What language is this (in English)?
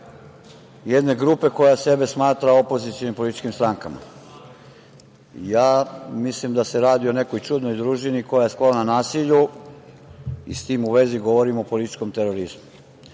Serbian